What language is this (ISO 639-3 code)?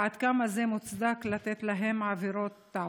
heb